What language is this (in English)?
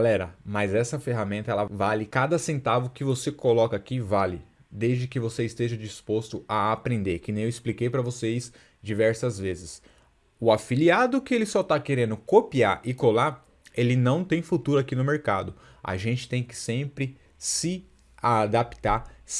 Portuguese